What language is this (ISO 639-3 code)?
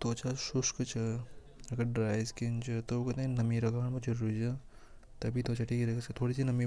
hoj